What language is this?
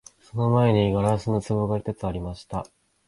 Japanese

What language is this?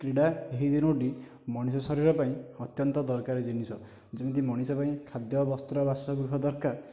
Odia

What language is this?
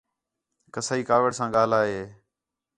Khetrani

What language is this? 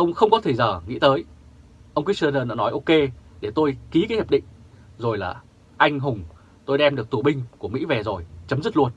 Vietnamese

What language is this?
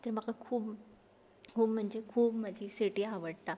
Konkani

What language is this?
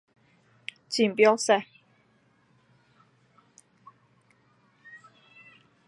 Chinese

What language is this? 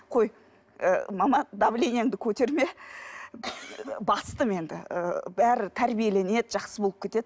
Kazakh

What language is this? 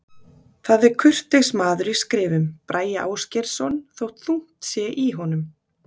Icelandic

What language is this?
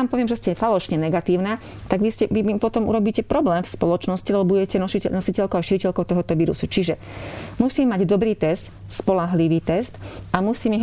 Slovak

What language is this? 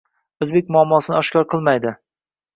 Uzbek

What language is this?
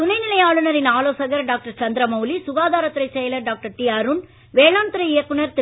Tamil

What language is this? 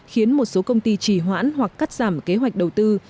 Vietnamese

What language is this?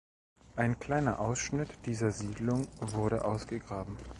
German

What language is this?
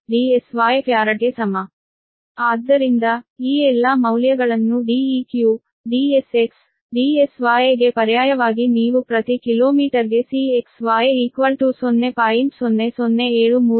Kannada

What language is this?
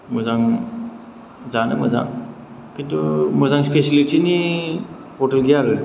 Bodo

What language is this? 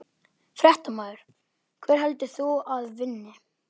Icelandic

